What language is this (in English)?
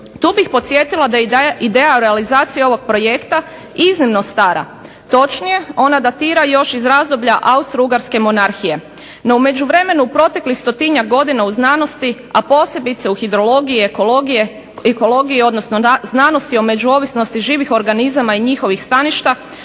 Croatian